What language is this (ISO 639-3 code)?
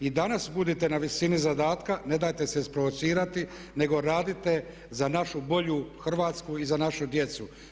hrv